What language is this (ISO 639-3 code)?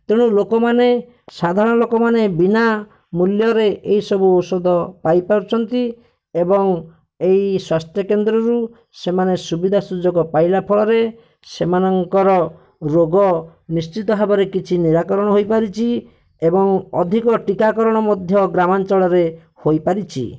ori